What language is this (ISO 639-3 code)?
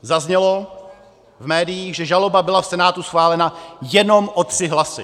ces